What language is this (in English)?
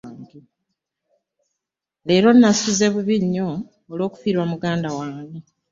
Ganda